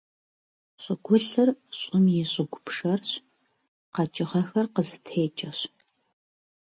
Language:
Kabardian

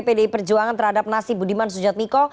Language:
Indonesian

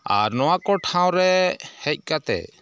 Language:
Santali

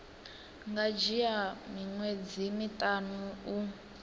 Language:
Venda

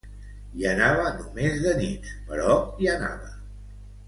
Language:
Catalan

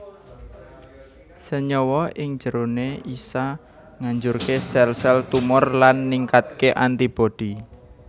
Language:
Javanese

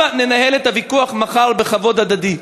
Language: Hebrew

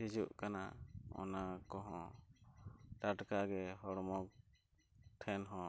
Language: Santali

